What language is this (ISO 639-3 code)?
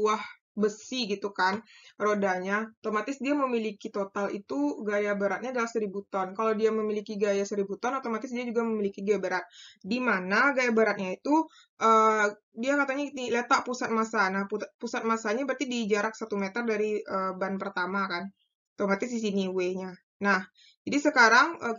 ind